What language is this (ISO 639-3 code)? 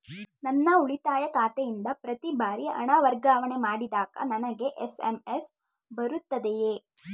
kan